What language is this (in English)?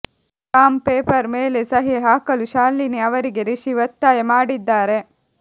Kannada